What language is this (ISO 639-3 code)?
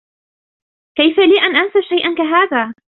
ara